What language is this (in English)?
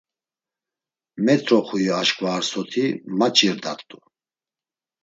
Laz